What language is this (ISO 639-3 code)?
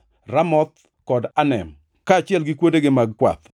luo